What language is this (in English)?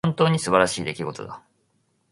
Japanese